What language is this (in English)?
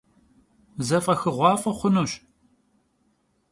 Kabardian